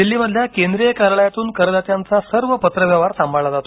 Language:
Marathi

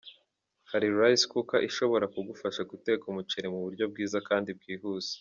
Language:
Kinyarwanda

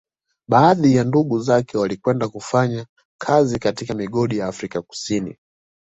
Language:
Swahili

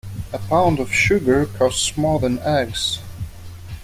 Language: English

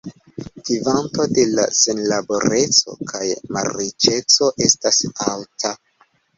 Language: Esperanto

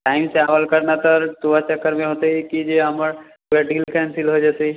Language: Maithili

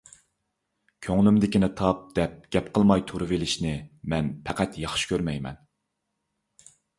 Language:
Uyghur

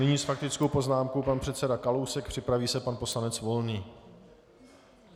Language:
Czech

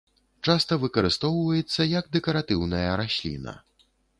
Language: Belarusian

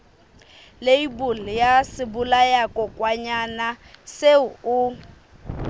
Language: Southern Sotho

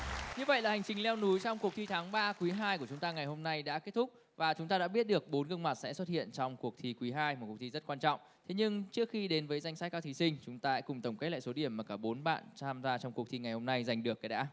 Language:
Vietnamese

